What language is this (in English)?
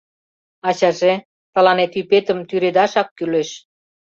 Mari